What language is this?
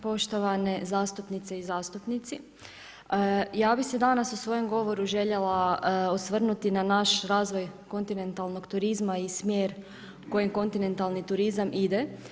Croatian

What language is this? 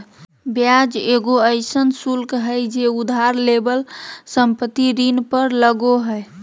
Magahi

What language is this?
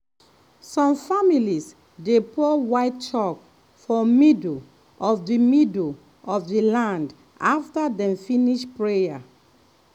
Nigerian Pidgin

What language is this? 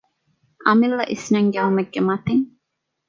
Divehi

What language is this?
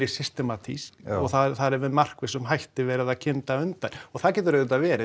Icelandic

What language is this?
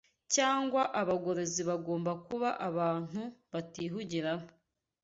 Kinyarwanda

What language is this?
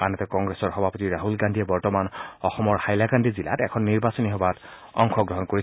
Assamese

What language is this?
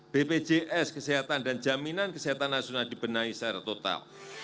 Indonesian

